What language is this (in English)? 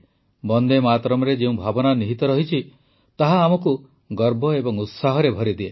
Odia